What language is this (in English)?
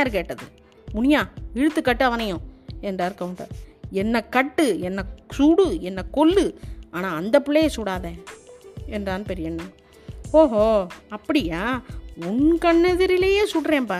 Tamil